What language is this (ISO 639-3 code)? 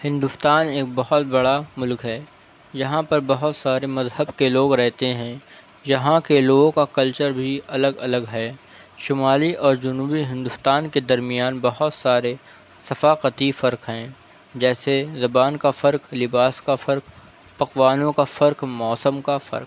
urd